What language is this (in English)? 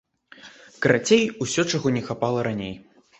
Belarusian